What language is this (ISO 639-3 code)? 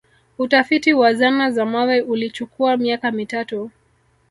swa